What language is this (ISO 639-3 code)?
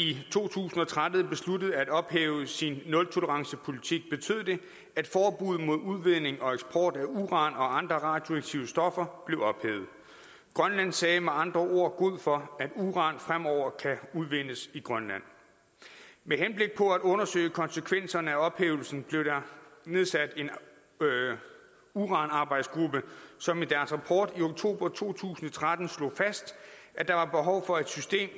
dan